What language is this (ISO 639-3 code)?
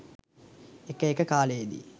sin